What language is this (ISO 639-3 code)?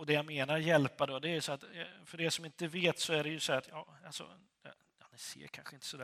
swe